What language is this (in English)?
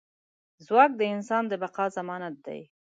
Pashto